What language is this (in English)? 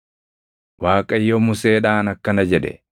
Oromo